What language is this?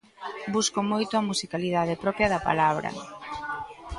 Galician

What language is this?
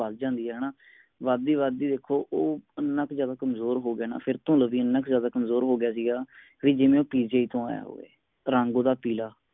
Punjabi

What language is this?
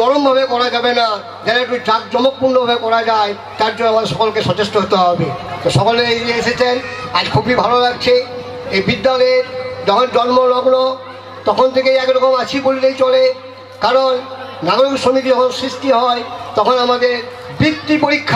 Portuguese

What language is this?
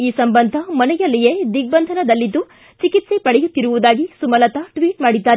Kannada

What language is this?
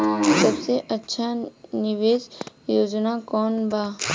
Bhojpuri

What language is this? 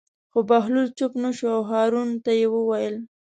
Pashto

